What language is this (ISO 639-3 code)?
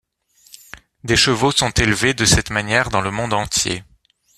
fra